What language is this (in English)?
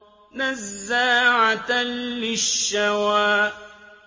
Arabic